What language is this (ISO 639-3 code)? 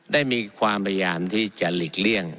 tha